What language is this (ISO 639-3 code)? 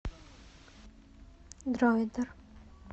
rus